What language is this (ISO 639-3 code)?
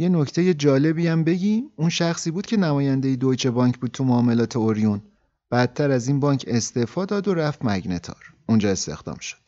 fas